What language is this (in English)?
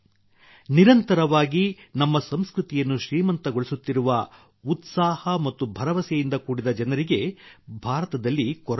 Kannada